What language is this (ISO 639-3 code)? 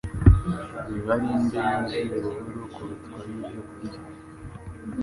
kin